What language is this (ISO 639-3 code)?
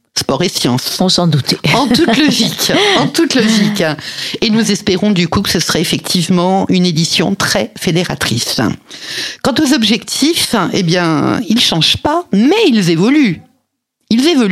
fra